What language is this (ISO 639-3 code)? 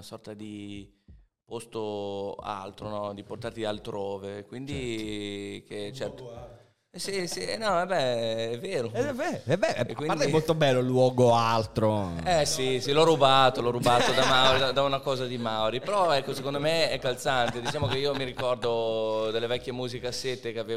ita